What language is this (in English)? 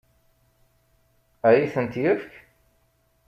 Kabyle